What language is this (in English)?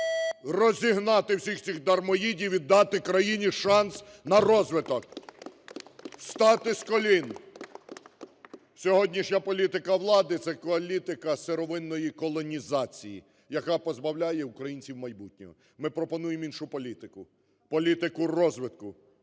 Ukrainian